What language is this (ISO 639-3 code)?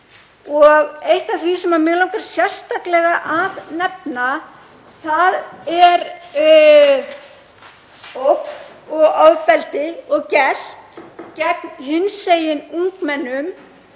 isl